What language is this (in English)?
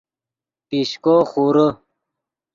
Yidgha